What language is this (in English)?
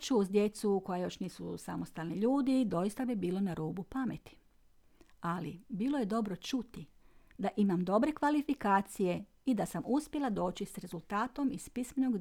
Croatian